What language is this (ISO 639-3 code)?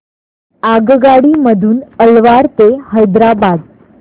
mar